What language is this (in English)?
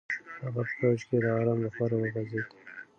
Pashto